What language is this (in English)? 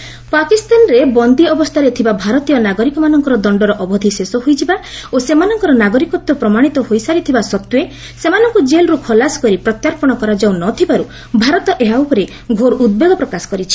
Odia